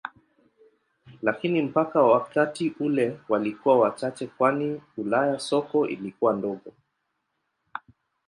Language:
Swahili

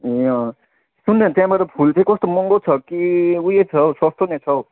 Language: Nepali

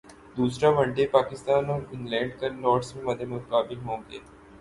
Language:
Urdu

